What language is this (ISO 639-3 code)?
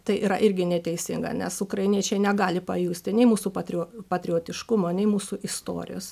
lit